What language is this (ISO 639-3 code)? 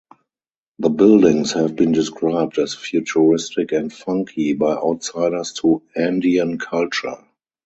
eng